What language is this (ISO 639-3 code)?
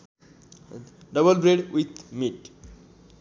nep